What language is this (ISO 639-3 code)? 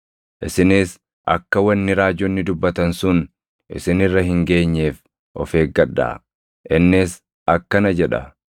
orm